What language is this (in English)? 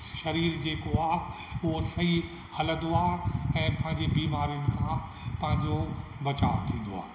Sindhi